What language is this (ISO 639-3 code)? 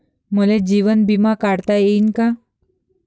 mar